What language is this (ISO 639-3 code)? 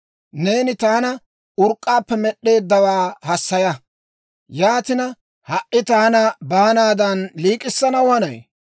dwr